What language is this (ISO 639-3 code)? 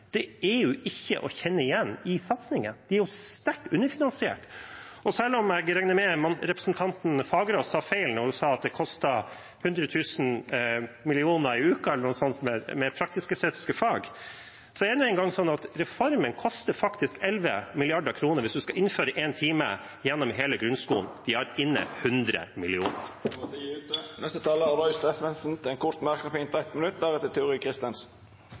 nor